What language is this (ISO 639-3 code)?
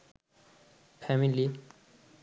ben